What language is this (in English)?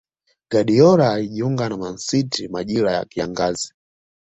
Swahili